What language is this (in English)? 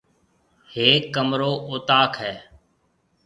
Marwari (Pakistan)